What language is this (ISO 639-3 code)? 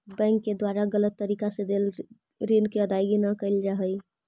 mag